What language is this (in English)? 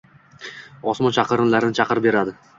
Uzbek